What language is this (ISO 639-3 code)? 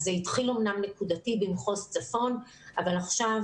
heb